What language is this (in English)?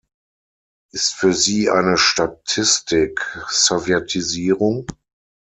German